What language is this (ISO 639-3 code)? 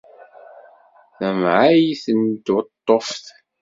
kab